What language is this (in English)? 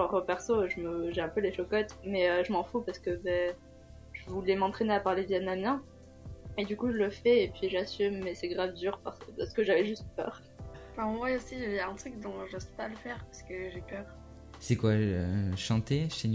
French